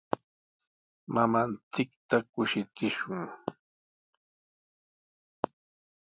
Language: Sihuas Ancash Quechua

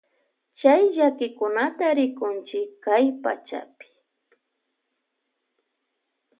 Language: Loja Highland Quichua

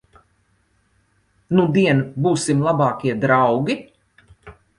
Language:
Latvian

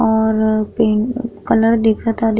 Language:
Bhojpuri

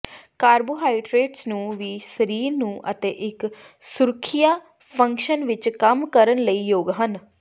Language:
Punjabi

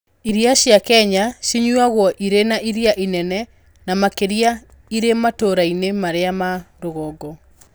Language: Kikuyu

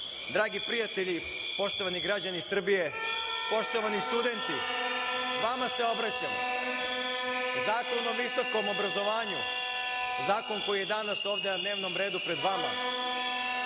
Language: Serbian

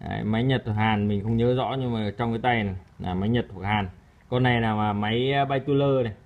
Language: Vietnamese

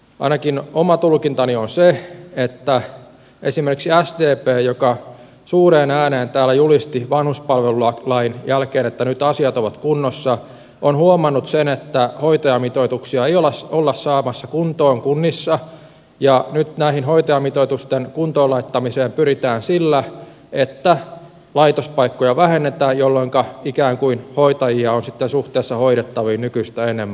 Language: Finnish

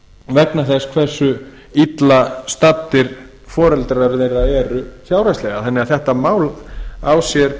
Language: Icelandic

